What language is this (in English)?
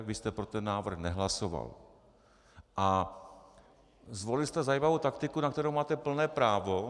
Czech